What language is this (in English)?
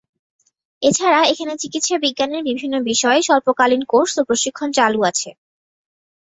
Bangla